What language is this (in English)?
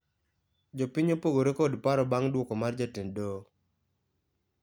Luo (Kenya and Tanzania)